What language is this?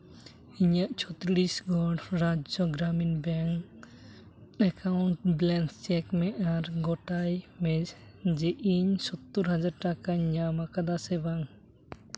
Santali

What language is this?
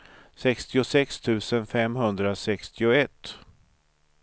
Swedish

